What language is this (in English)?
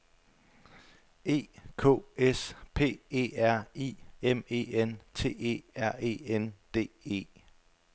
Danish